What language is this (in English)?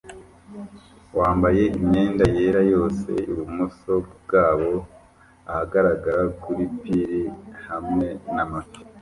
Kinyarwanda